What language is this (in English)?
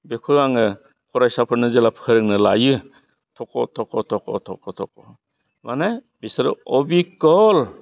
Bodo